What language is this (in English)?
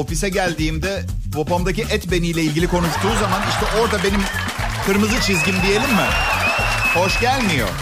Turkish